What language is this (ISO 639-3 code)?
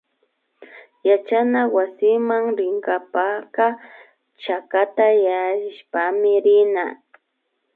qvi